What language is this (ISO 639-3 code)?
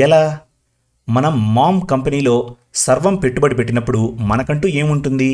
tel